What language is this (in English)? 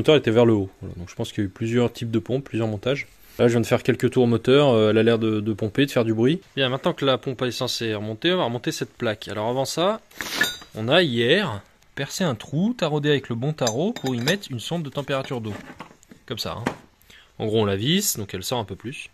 French